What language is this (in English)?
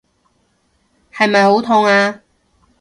Cantonese